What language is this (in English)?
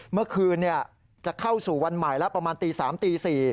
Thai